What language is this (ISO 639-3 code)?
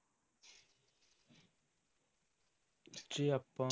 pan